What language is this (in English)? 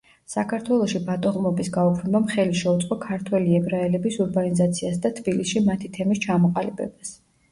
Georgian